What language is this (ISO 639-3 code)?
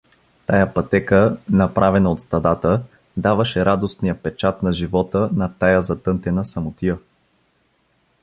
bul